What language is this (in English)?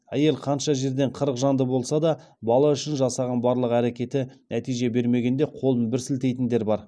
Kazakh